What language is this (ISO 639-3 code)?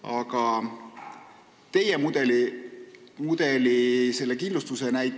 est